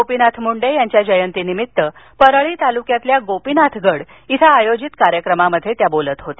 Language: Marathi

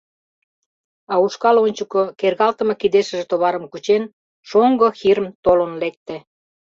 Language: Mari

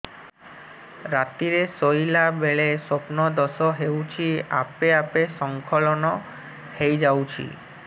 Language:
Odia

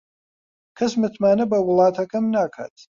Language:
Central Kurdish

